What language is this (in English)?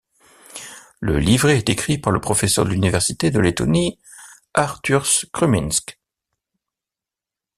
French